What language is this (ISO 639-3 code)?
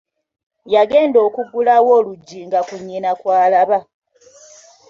lug